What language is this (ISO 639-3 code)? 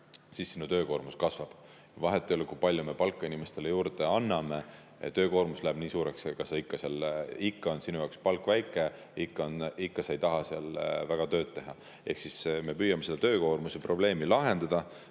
est